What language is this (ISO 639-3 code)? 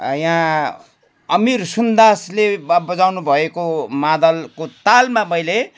nep